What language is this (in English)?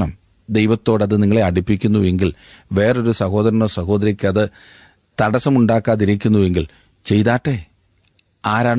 Malayalam